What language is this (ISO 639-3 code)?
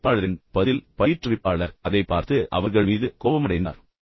tam